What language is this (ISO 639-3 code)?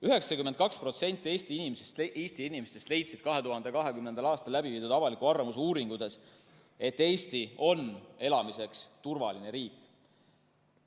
est